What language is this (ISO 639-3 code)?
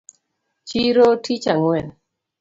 luo